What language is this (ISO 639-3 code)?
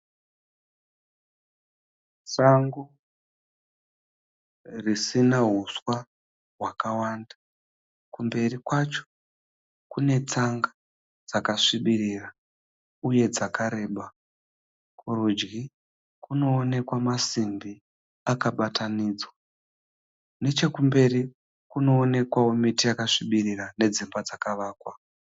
sna